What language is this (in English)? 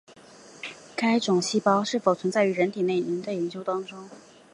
Chinese